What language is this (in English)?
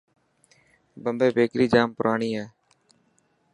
Dhatki